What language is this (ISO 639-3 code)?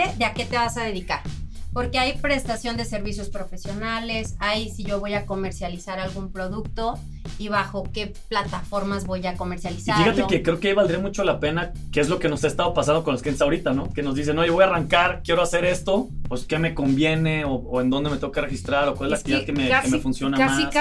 spa